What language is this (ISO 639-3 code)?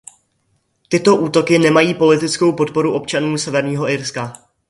ces